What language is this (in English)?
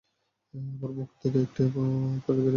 Bangla